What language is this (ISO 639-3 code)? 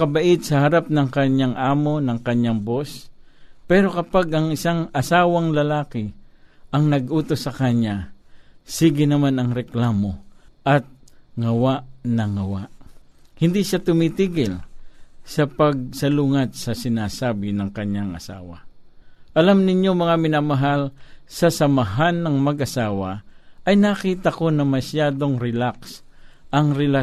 fil